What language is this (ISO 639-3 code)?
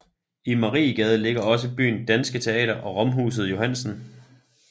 dan